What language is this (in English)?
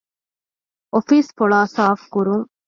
Divehi